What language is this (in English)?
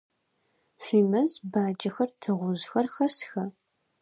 Adyghe